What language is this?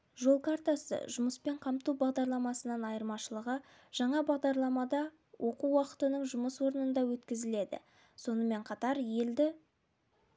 Kazakh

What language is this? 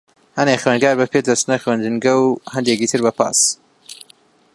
Central Kurdish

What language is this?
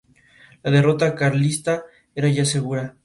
Spanish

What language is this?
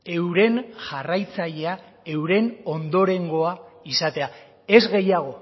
Basque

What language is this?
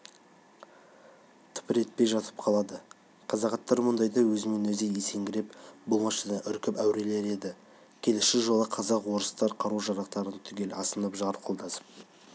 Kazakh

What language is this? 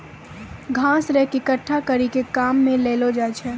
Maithili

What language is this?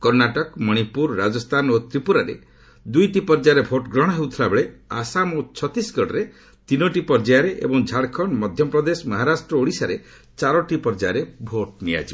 Odia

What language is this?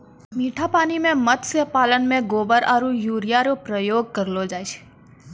Maithili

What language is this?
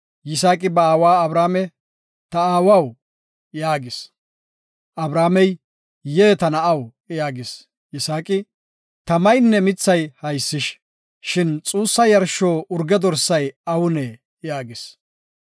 Gofa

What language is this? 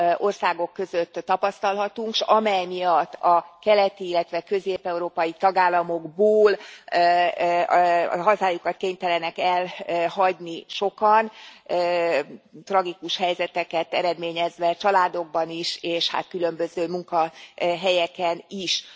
Hungarian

